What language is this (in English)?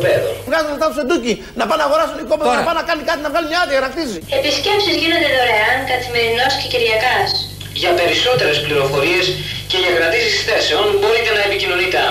Greek